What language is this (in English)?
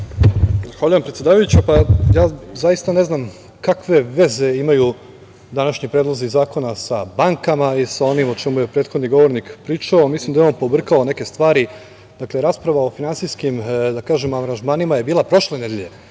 Serbian